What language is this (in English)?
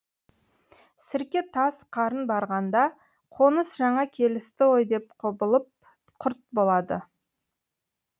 Kazakh